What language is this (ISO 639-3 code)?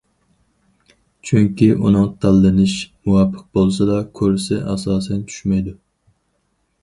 uig